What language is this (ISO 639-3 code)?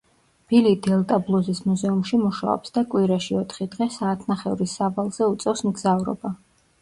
kat